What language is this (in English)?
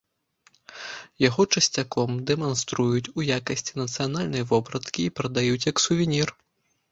Belarusian